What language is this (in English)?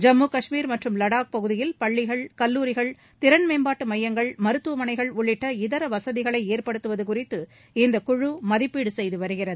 Tamil